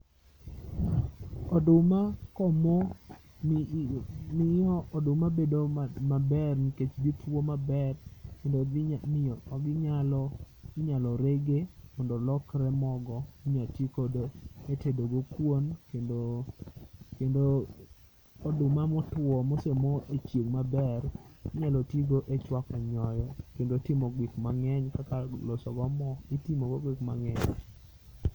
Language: Luo (Kenya and Tanzania)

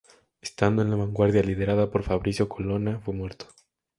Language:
Spanish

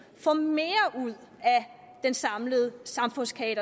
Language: Danish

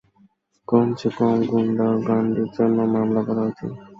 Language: Bangla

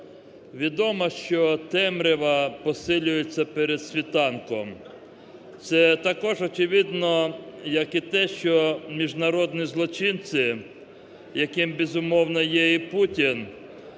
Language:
Ukrainian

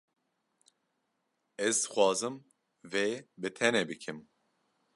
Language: Kurdish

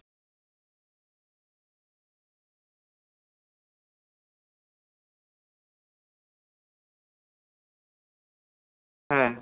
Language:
Santali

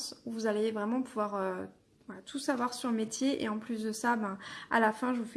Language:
French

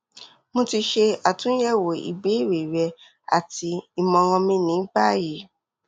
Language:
Yoruba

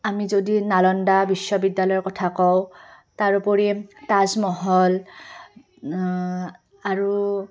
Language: Assamese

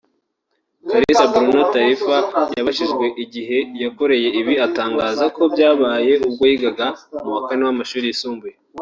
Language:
Kinyarwanda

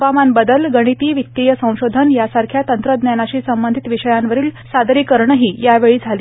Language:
Marathi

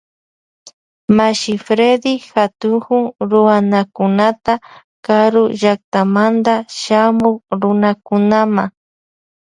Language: Loja Highland Quichua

